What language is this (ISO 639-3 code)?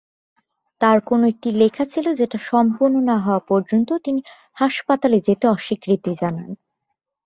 ben